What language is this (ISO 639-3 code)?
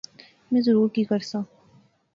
phr